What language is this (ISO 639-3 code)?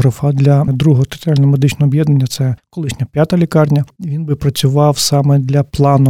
ukr